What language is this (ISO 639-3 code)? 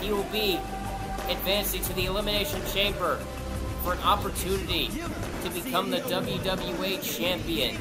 eng